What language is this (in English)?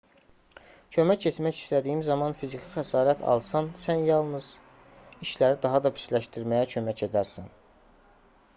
Azerbaijani